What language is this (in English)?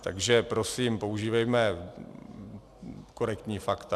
Czech